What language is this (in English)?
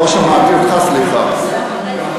Hebrew